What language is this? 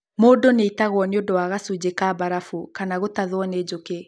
Kikuyu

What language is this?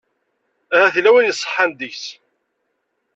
Kabyle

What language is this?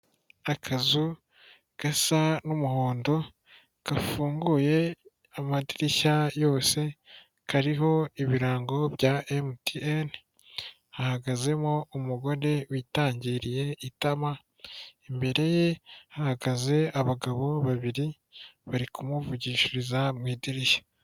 Kinyarwanda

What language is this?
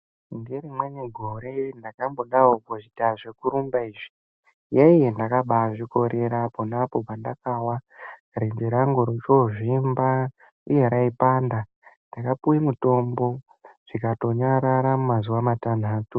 Ndau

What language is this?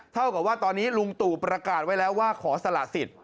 Thai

